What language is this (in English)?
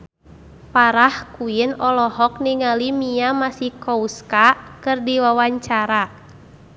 Sundanese